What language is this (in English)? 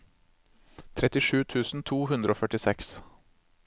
Norwegian